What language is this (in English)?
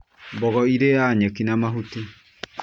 Kikuyu